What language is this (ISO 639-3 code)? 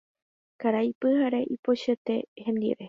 grn